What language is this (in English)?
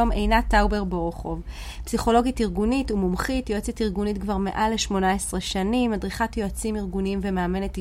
Hebrew